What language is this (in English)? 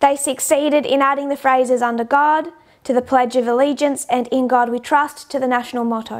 English